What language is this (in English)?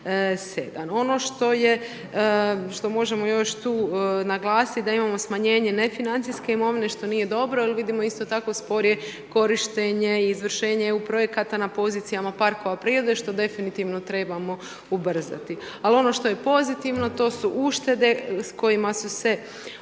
Croatian